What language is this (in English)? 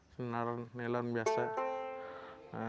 Indonesian